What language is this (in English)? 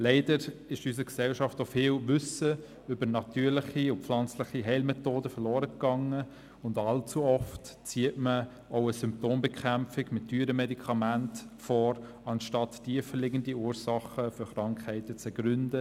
Swiss German